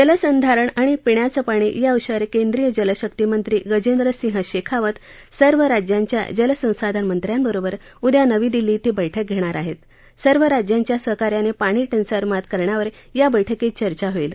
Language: Marathi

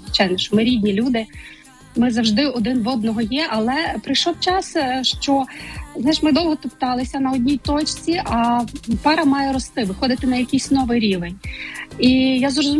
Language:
Ukrainian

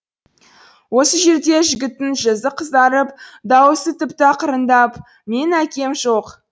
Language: Kazakh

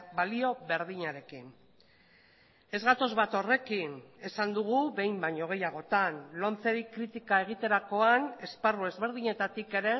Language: Basque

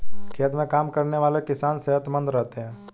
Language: Hindi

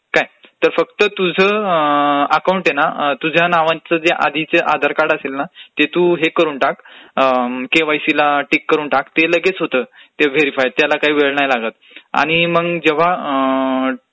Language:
Marathi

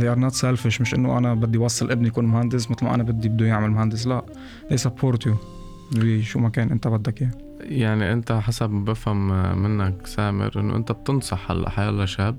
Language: Arabic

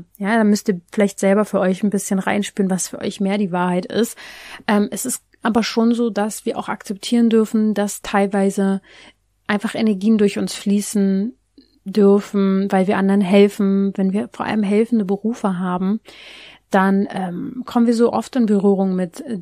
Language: German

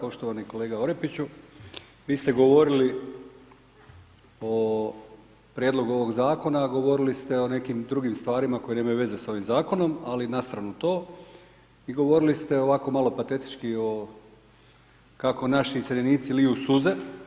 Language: Croatian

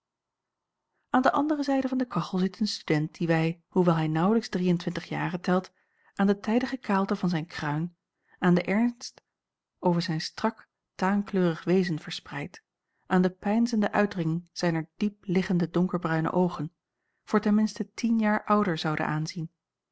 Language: Dutch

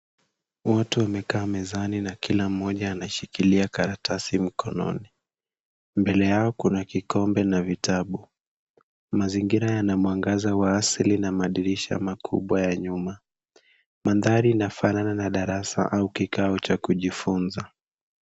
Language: Swahili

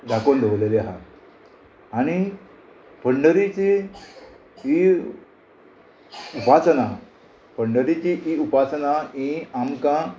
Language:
Konkani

